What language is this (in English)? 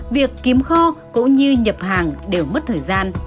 Vietnamese